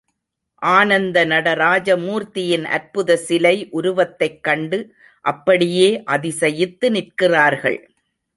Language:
Tamil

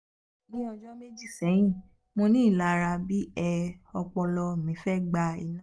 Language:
Yoruba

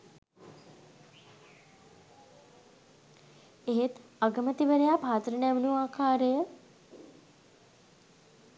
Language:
Sinhala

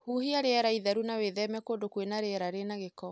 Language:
Kikuyu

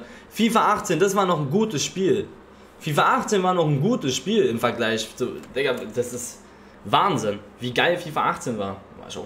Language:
German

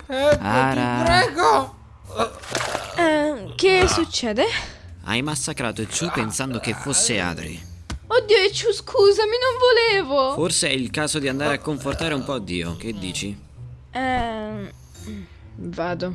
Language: Italian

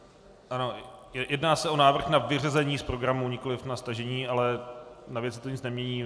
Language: Czech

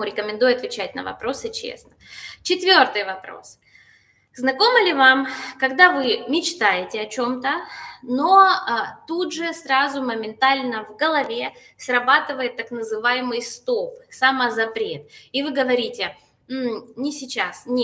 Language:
Russian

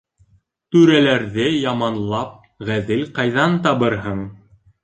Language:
Bashkir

